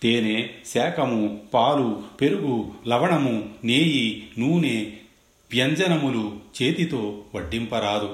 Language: Telugu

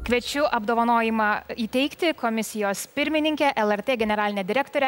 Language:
Lithuanian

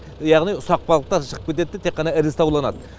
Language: Kazakh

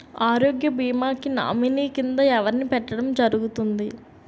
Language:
Telugu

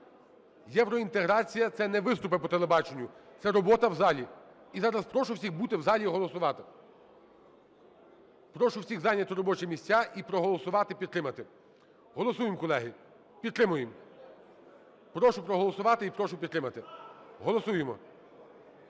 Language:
Ukrainian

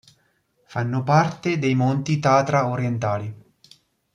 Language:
Italian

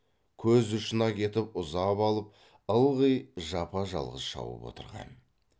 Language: Kazakh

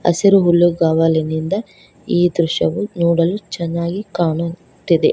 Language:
Kannada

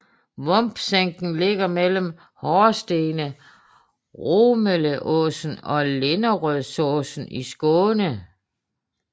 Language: Danish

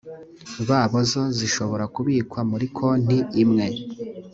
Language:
Kinyarwanda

